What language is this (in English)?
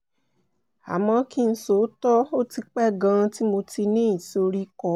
Yoruba